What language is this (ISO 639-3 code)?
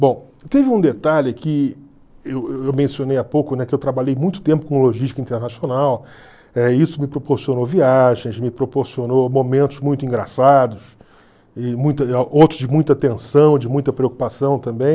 por